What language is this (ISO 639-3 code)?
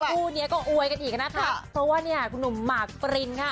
tha